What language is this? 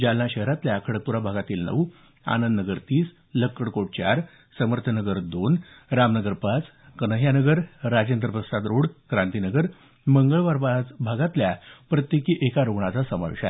Marathi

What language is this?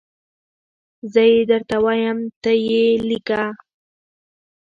Pashto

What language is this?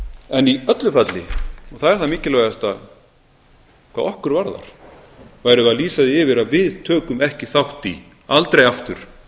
Icelandic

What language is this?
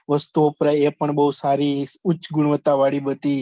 Gujarati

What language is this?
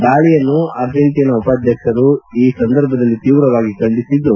Kannada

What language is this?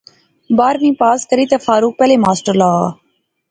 Pahari-Potwari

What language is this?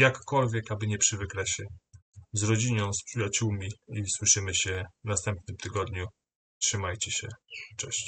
Polish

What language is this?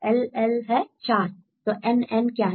Hindi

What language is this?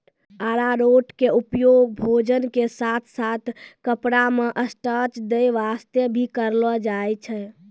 Maithili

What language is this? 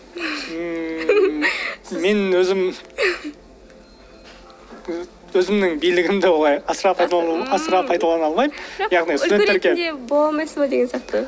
Kazakh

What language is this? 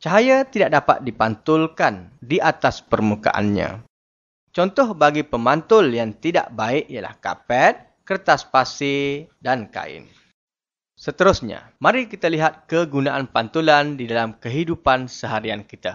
Malay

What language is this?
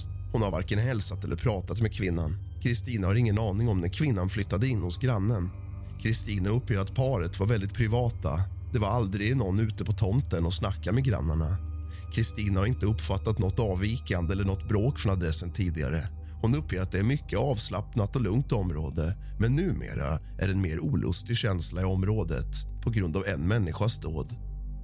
Swedish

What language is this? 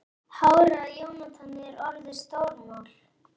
Icelandic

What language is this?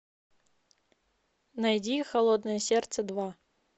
Russian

